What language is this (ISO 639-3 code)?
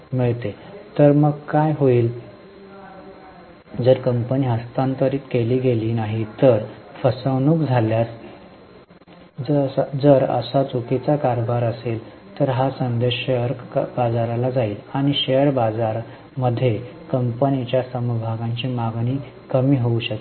mar